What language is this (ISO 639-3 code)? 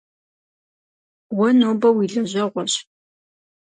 kbd